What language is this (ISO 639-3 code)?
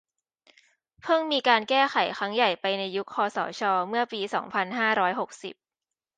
tha